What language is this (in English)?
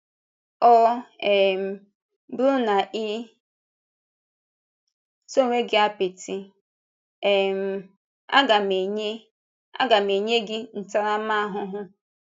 Igbo